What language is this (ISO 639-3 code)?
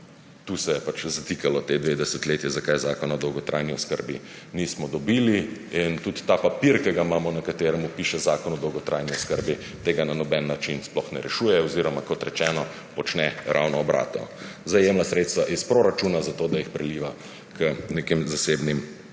slv